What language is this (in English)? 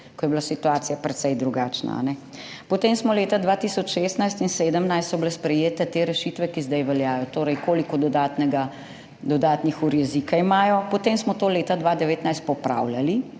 Slovenian